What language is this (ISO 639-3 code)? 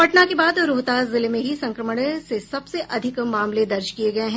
hin